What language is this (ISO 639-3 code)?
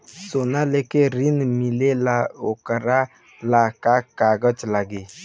bho